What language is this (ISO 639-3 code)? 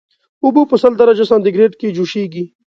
pus